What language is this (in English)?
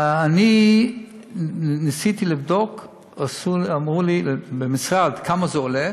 Hebrew